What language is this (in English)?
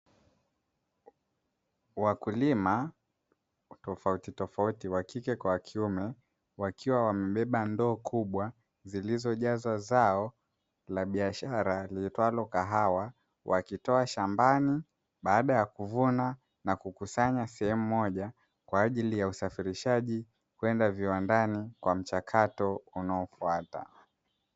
Swahili